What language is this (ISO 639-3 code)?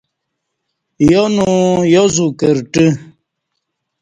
bsh